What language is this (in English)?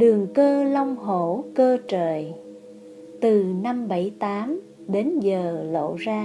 Vietnamese